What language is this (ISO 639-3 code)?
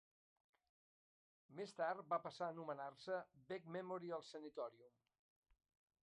cat